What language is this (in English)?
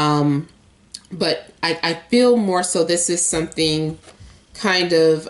English